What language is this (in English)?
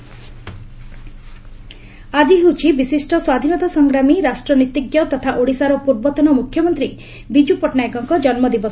Odia